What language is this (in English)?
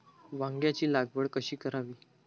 Marathi